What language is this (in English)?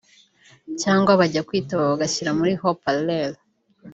Kinyarwanda